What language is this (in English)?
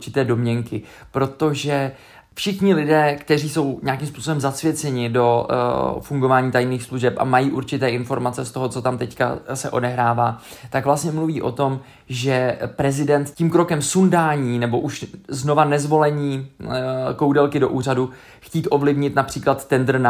Czech